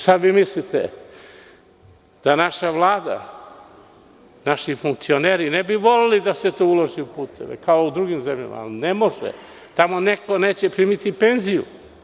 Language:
Serbian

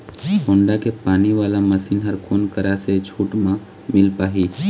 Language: Chhattisgarhi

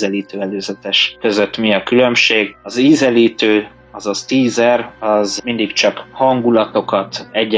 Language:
Hungarian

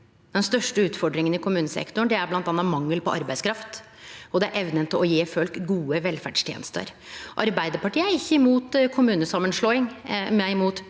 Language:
Norwegian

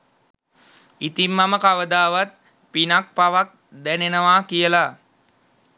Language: Sinhala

